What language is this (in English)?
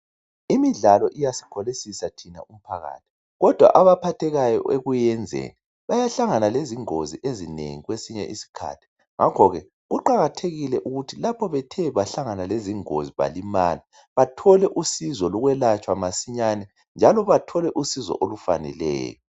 North Ndebele